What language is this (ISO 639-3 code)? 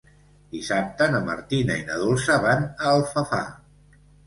cat